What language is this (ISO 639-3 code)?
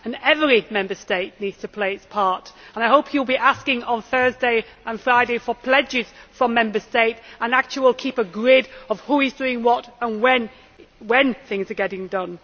eng